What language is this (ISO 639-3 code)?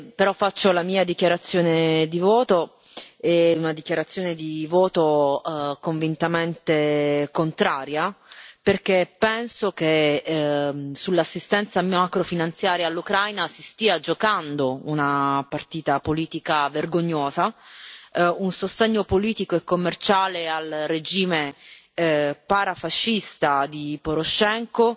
ita